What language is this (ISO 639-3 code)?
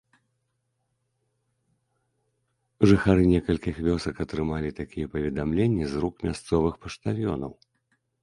bel